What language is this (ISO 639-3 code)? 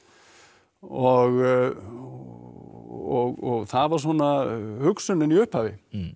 isl